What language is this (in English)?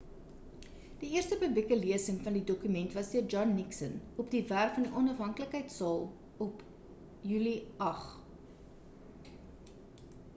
Afrikaans